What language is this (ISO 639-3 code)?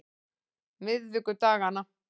isl